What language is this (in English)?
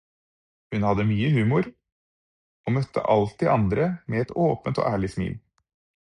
Norwegian Bokmål